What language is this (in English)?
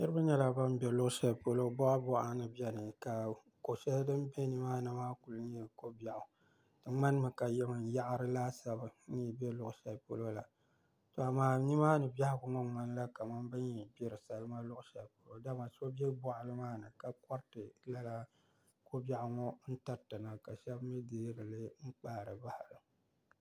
Dagbani